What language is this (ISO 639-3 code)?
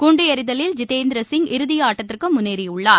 tam